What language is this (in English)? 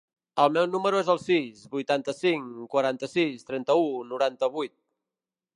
Catalan